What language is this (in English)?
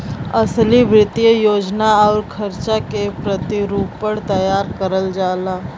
Bhojpuri